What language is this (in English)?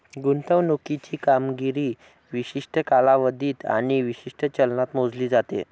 Marathi